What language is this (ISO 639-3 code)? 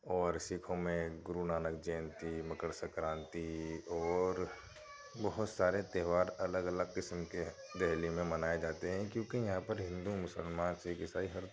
urd